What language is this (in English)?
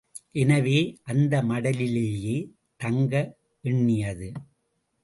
Tamil